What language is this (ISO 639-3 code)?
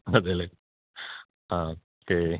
mal